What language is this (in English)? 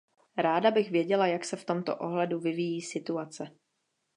Czech